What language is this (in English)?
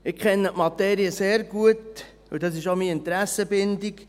Swiss German